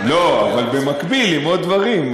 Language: Hebrew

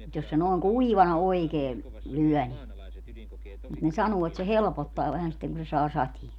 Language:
Finnish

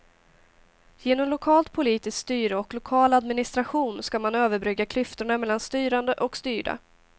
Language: Swedish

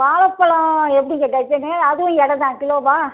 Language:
Tamil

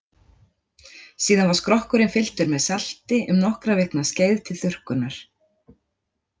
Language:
Icelandic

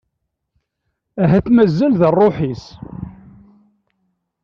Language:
Kabyle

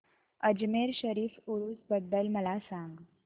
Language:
Marathi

